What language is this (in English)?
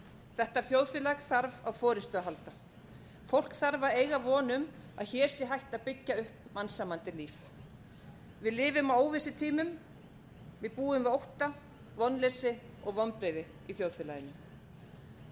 Icelandic